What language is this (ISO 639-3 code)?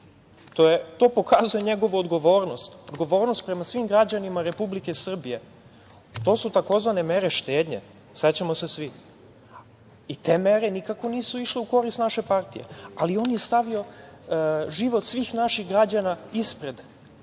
srp